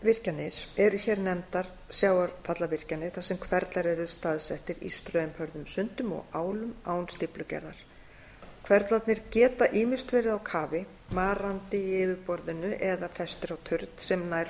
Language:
Icelandic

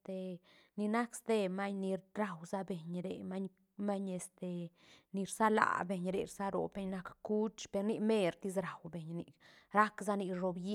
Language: Santa Catarina Albarradas Zapotec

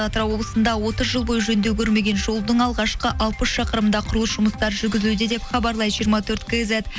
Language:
Kazakh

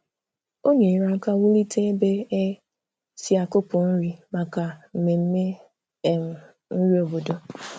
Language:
Igbo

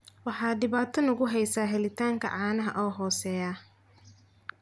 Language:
Somali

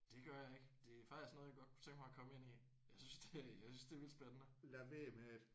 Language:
Danish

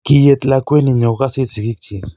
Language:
Kalenjin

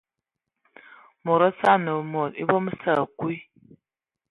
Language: Ewondo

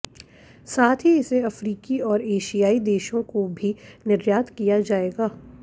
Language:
Hindi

